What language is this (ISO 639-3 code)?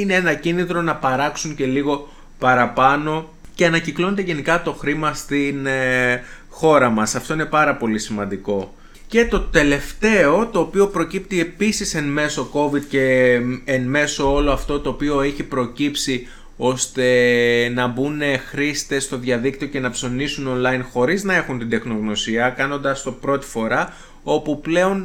ell